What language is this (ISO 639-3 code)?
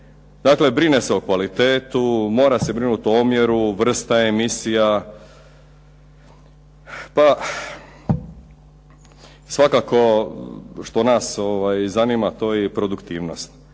hrv